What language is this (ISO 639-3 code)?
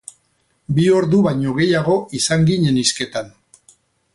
eus